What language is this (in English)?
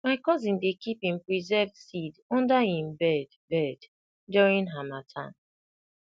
Nigerian Pidgin